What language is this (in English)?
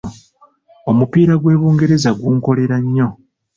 Ganda